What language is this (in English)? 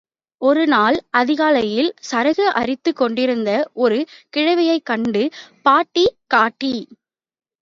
Tamil